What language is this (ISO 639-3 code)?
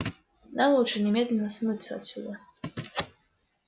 rus